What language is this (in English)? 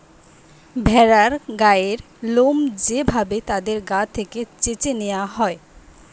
Bangla